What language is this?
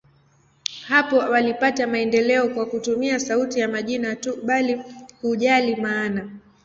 Swahili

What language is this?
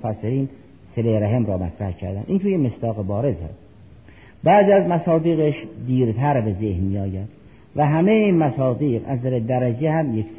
Persian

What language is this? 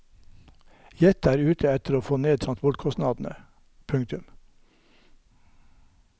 Norwegian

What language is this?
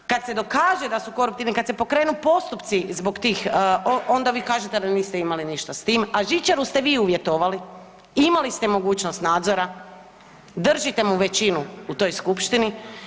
Croatian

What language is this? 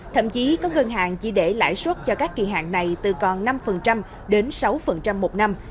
Vietnamese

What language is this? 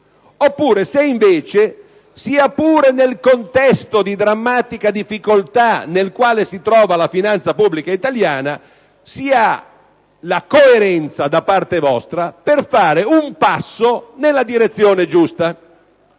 Italian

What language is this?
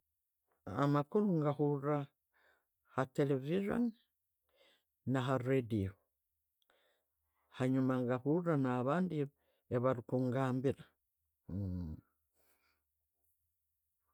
Tooro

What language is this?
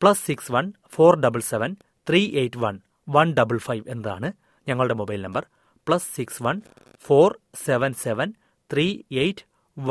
Malayalam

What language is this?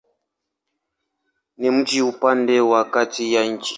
Swahili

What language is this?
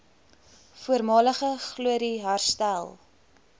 Afrikaans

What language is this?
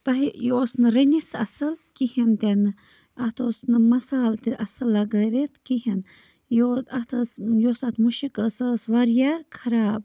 Kashmiri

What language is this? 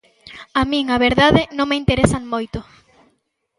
Galician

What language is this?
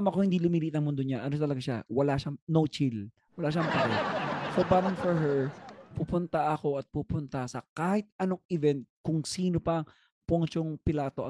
Filipino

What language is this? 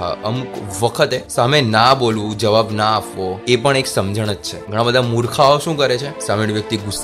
Gujarati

